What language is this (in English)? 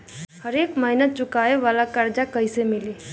Bhojpuri